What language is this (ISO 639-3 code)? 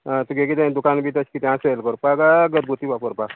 kok